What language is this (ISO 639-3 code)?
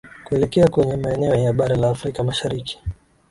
swa